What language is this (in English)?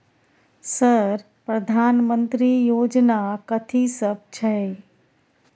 Maithili